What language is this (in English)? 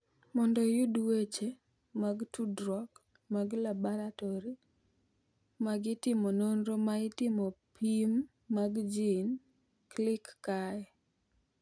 Luo (Kenya and Tanzania)